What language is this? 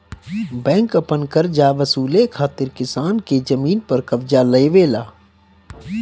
Bhojpuri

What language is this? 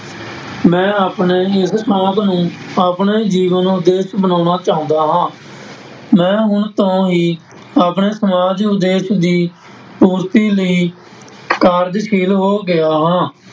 Punjabi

